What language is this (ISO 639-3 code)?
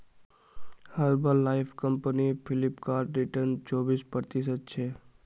mag